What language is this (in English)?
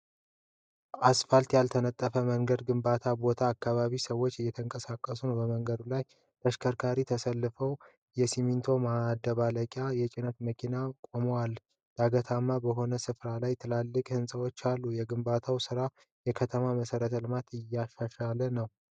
Amharic